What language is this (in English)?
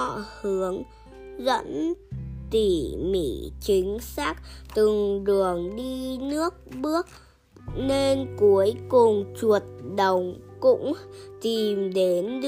Vietnamese